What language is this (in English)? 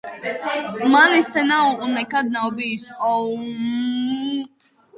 Latvian